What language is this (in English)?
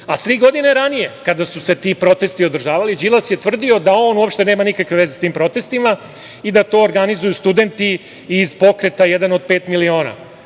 Serbian